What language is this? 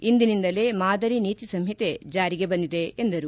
Kannada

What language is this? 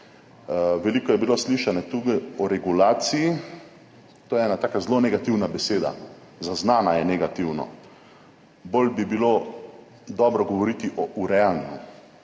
Slovenian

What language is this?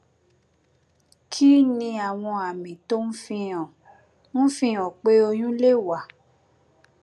Yoruba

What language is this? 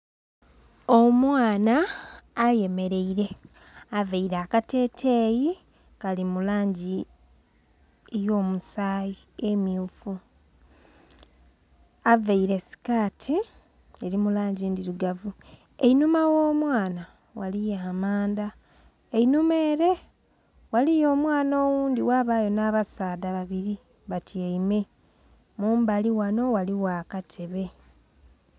Soga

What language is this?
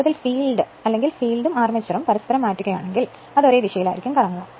Malayalam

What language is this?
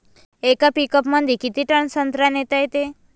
Marathi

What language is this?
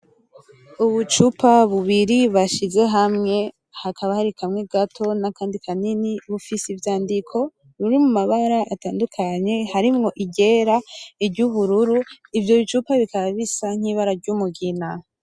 Rundi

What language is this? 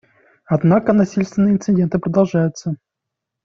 Russian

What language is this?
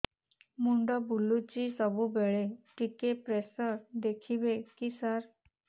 Odia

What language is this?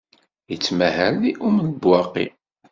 Kabyle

